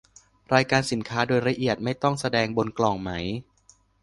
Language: Thai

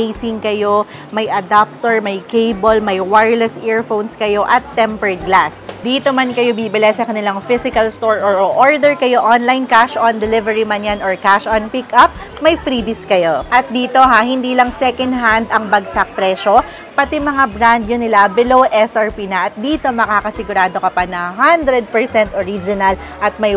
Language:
Filipino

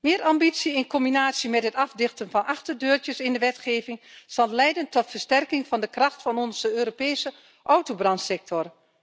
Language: Dutch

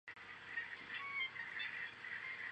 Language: Chinese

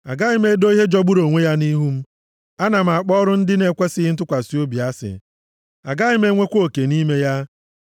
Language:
Igbo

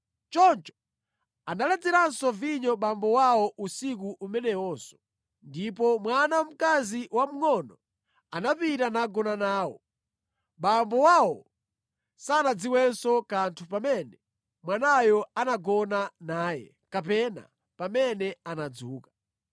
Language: Nyanja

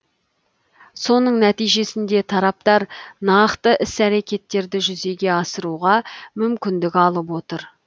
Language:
Kazakh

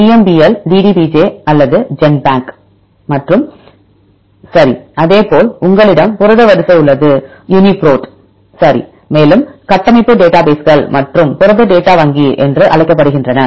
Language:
Tamil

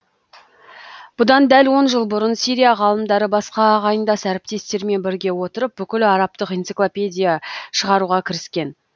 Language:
Kazakh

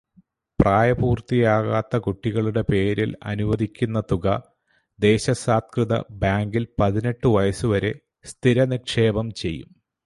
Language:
Malayalam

